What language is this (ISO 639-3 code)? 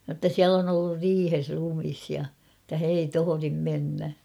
fin